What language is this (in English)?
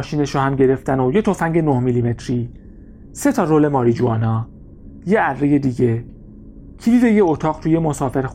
Persian